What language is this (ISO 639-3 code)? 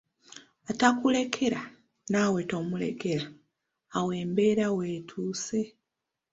lug